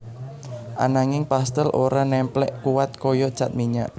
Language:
Javanese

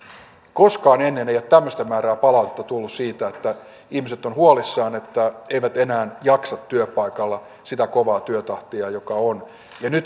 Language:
Finnish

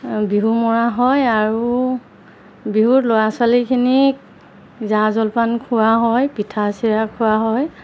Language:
Assamese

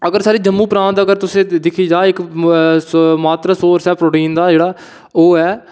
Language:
Dogri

